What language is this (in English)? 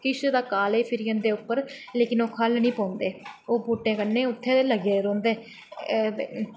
Dogri